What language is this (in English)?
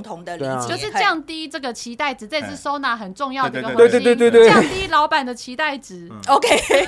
Chinese